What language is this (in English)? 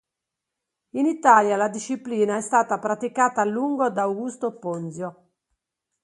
Italian